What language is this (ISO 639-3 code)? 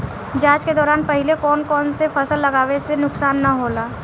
bho